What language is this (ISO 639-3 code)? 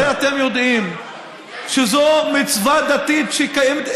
heb